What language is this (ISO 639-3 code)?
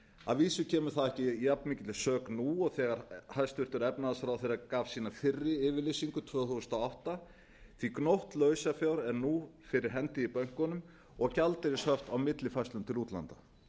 isl